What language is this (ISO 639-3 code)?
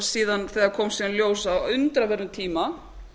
isl